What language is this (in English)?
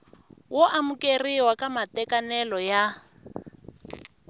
Tsonga